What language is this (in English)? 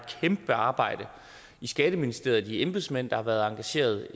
Danish